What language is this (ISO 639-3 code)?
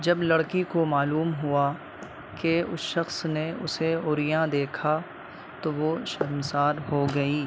urd